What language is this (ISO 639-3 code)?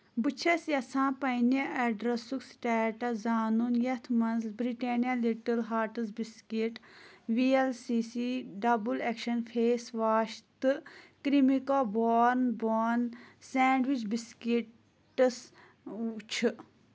kas